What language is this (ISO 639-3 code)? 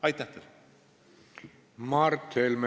est